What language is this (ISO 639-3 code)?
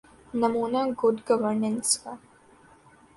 urd